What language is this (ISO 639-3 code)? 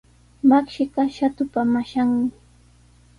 qws